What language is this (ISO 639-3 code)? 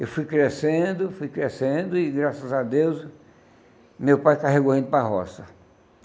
por